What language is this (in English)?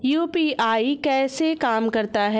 Hindi